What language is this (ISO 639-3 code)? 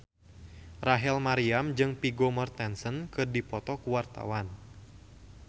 sun